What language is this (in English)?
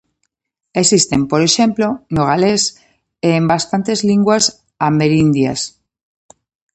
Galician